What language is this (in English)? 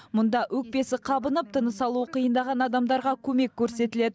Kazakh